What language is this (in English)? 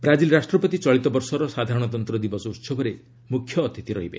Odia